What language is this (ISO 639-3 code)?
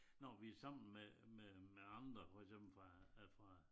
dan